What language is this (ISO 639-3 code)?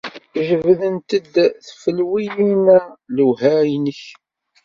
kab